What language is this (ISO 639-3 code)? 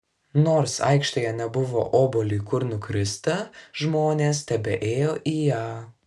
lit